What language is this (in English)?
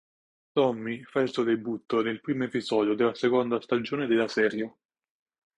Italian